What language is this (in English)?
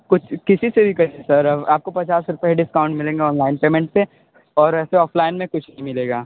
Hindi